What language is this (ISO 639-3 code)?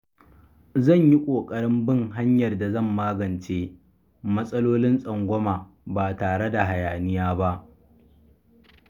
hau